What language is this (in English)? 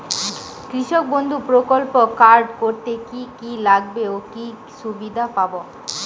Bangla